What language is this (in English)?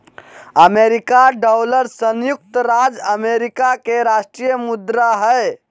Magahi